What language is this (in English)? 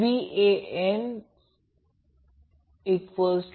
Marathi